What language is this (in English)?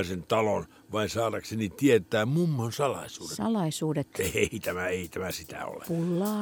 Finnish